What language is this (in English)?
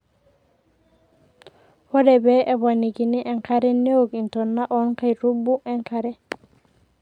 Masai